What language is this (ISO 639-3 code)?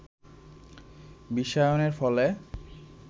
ben